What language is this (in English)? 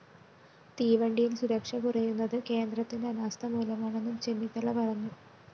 Malayalam